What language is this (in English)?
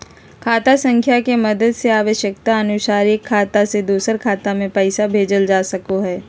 Magahi